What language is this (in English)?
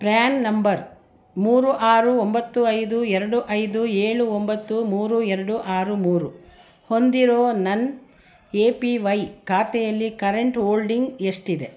Kannada